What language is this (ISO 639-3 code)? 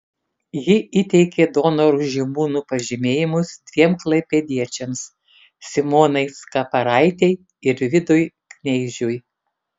lit